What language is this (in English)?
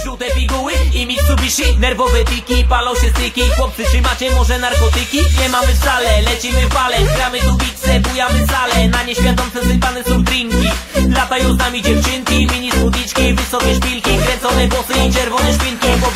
Polish